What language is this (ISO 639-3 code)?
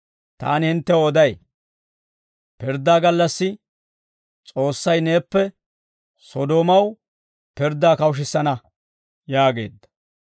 dwr